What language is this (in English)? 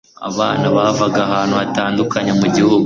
Kinyarwanda